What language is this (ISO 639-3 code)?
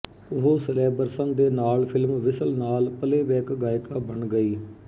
pan